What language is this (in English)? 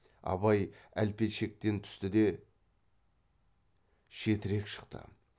Kazakh